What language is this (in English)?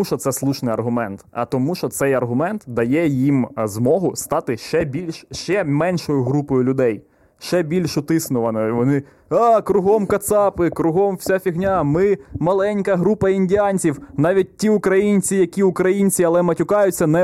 Ukrainian